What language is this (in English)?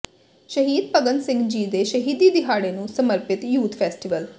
Punjabi